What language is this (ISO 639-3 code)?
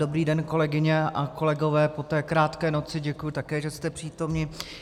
ces